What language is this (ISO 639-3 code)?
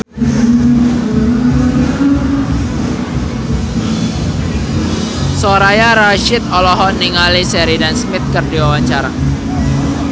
sun